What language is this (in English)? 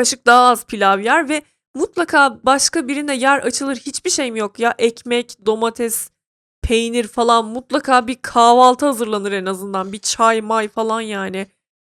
Turkish